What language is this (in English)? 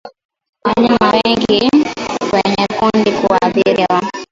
Swahili